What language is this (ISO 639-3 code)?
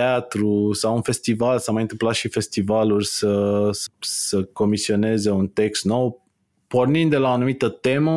ron